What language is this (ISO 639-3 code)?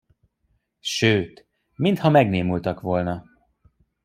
hun